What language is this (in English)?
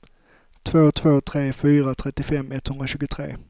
Swedish